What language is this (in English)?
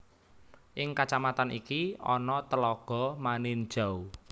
Javanese